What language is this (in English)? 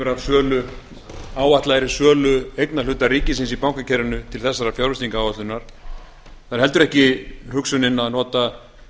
Icelandic